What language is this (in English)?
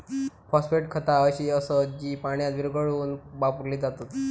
Marathi